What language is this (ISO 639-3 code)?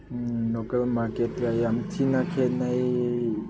mni